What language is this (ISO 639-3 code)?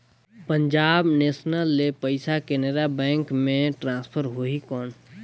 hne